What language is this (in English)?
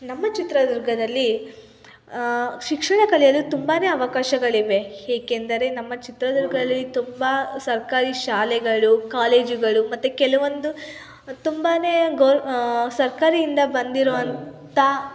Kannada